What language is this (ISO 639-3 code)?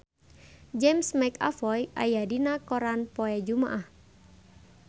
sun